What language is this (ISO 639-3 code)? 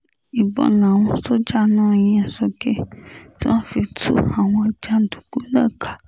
yor